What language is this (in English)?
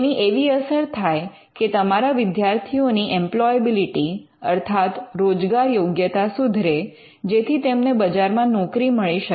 Gujarati